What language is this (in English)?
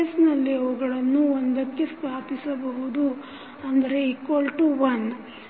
Kannada